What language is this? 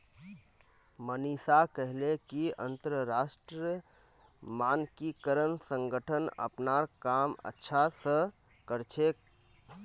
Magahi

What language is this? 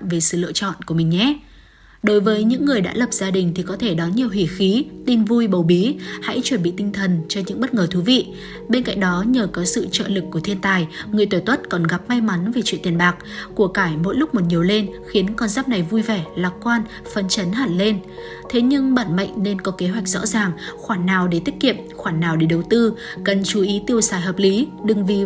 Vietnamese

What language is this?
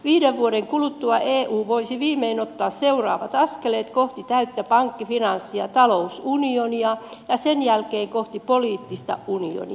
Finnish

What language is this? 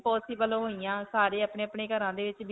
Punjabi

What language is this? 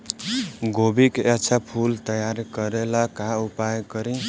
Bhojpuri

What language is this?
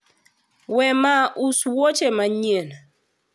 Luo (Kenya and Tanzania)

